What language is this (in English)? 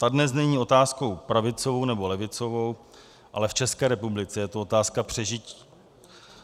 Czech